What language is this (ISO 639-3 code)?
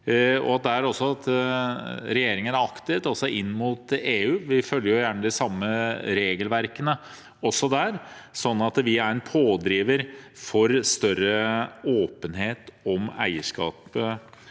nor